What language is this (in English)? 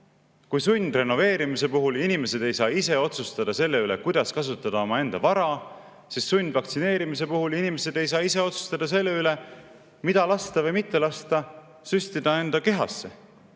Estonian